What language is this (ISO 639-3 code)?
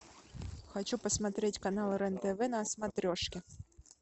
rus